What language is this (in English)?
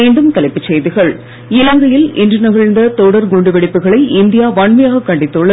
Tamil